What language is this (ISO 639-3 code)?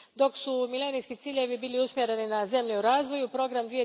hrv